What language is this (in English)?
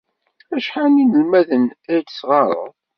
Kabyle